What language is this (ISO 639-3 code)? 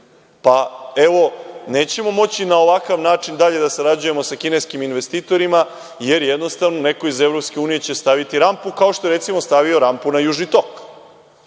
srp